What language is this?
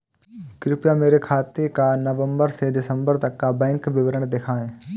Hindi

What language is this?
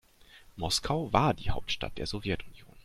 German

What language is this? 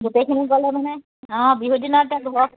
Assamese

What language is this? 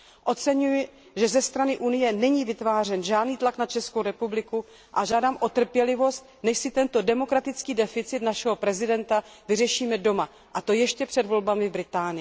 Czech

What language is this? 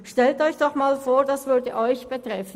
Swiss German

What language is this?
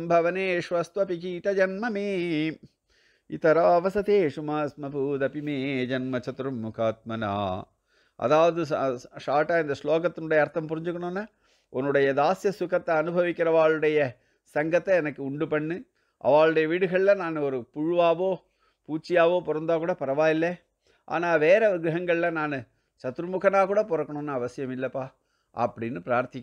Tamil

